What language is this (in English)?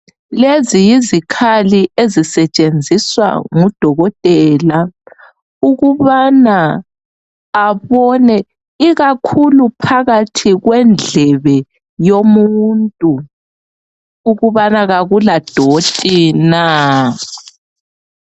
North Ndebele